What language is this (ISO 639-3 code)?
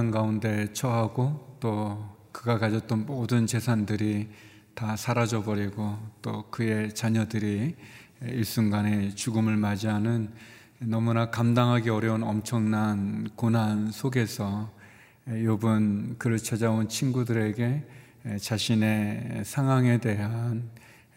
kor